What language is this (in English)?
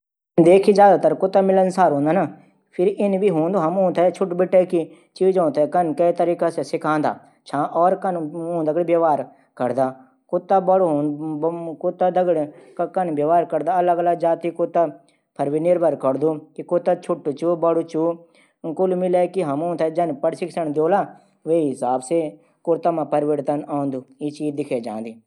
Garhwali